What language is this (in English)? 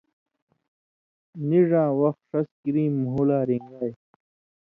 Indus Kohistani